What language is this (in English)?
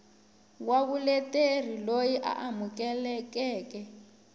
Tsonga